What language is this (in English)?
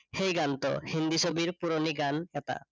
Assamese